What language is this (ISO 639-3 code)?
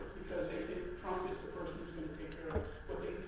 eng